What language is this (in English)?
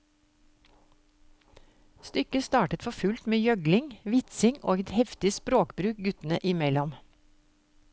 Norwegian